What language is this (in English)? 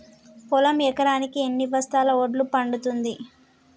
Telugu